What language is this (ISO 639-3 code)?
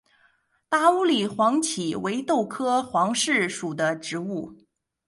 zho